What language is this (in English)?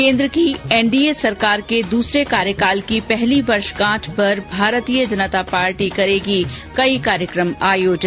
Hindi